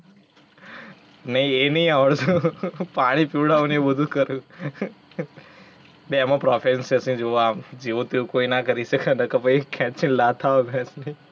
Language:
Gujarati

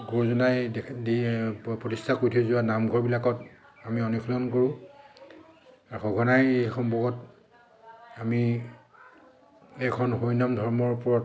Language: Assamese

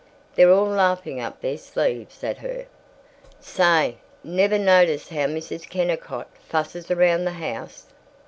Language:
English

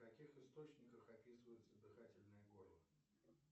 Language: Russian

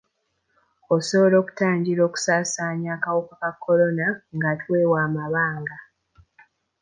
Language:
Ganda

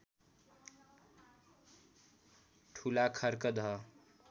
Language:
Nepali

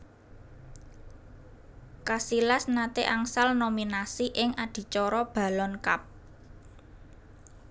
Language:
Javanese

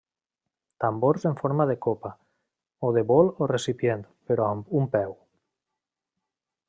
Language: Catalan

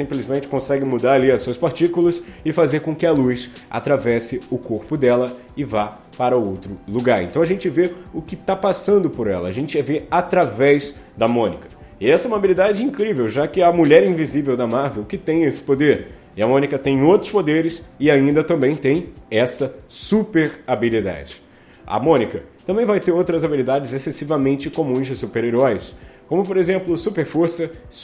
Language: Portuguese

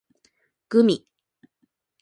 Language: Japanese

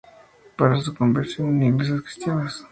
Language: Spanish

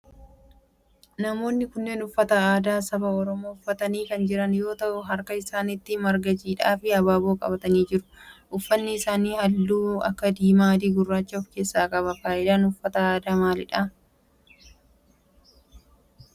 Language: Oromo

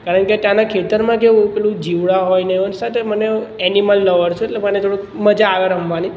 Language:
Gujarati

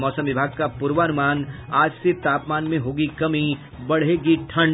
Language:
Hindi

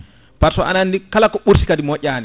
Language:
Fula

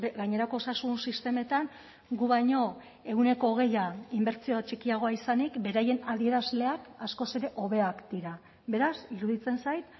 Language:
Basque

